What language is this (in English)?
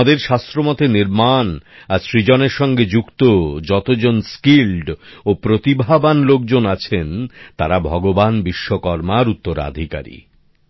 Bangla